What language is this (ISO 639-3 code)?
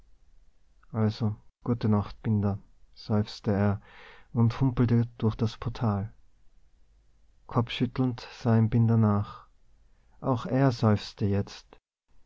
deu